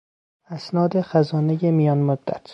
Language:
Persian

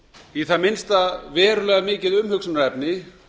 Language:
Icelandic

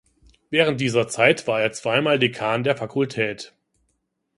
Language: German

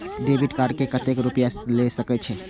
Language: Maithili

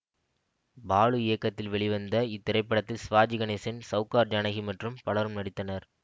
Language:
Tamil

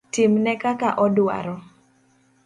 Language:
Luo (Kenya and Tanzania)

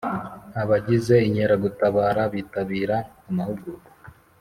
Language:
Kinyarwanda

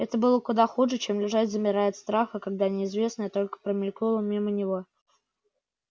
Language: Russian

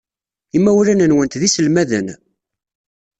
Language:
Kabyle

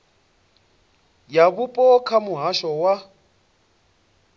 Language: Venda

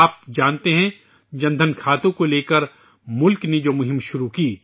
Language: Urdu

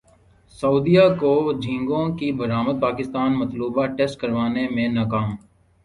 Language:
Urdu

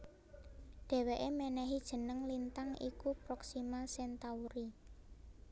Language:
Javanese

